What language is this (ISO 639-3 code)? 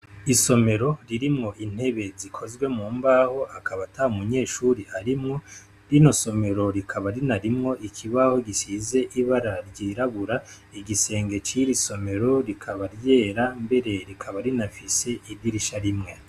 run